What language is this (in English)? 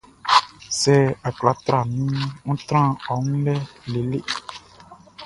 Baoulé